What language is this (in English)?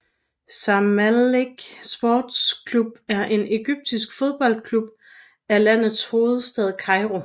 Danish